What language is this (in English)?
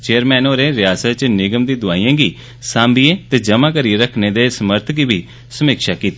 Dogri